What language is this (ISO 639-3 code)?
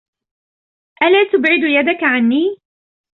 ara